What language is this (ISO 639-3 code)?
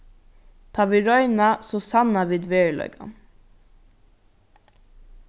fao